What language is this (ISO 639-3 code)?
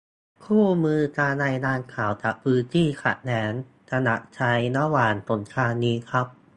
tha